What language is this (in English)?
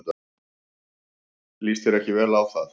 Icelandic